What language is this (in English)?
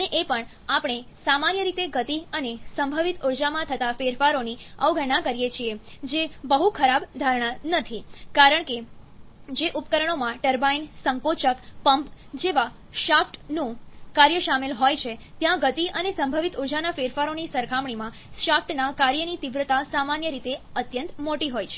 Gujarati